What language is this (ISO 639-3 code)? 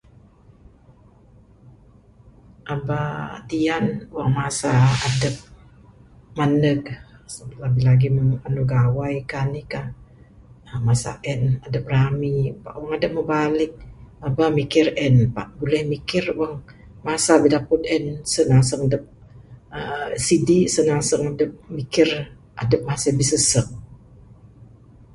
sdo